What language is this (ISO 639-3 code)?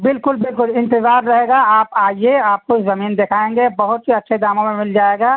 urd